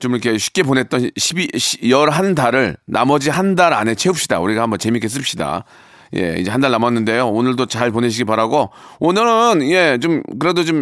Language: Korean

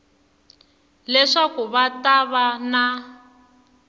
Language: Tsonga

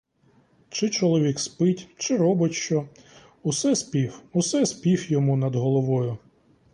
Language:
Ukrainian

